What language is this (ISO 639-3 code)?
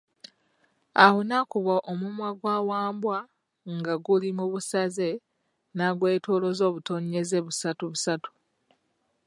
lug